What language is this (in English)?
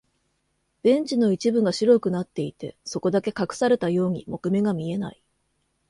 Japanese